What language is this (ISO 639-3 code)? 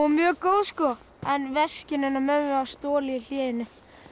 isl